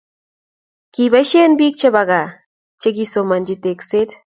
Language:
Kalenjin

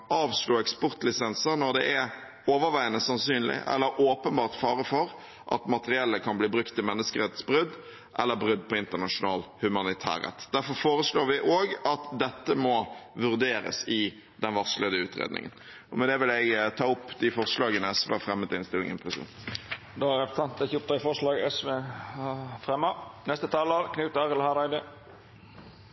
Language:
Norwegian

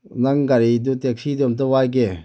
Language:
Manipuri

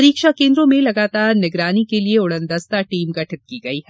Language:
Hindi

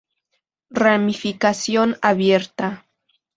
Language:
Spanish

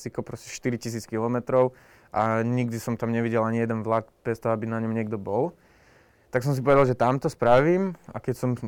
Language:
Slovak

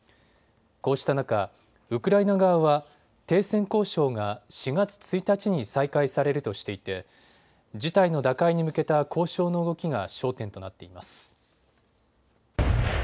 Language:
Japanese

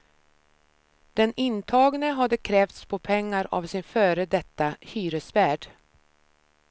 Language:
Swedish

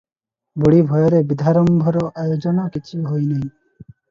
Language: Odia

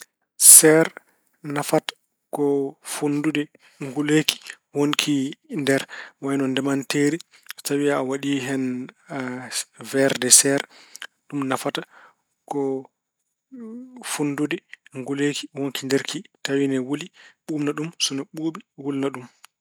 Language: Fula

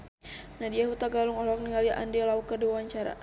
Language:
Sundanese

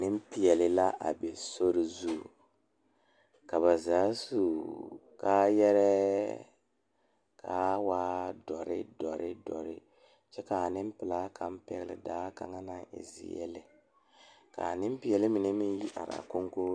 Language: Southern Dagaare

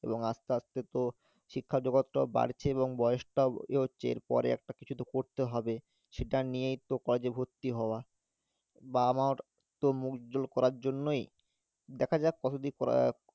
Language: Bangla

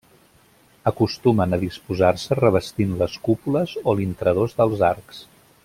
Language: Catalan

